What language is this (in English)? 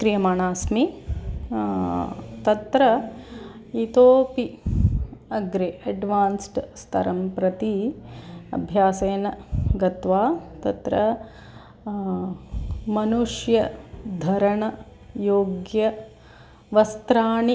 Sanskrit